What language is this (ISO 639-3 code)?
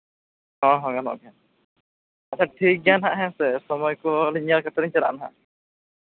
sat